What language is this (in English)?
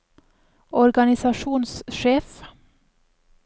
Norwegian